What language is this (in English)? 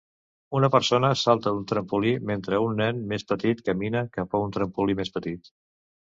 Catalan